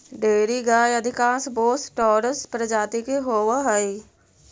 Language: Magahi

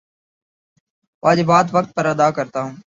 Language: Urdu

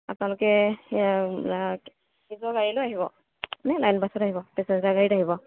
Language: Assamese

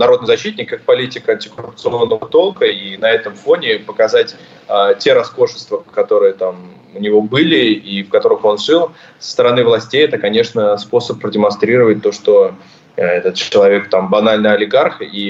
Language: Russian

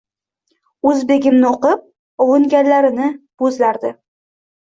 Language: Uzbek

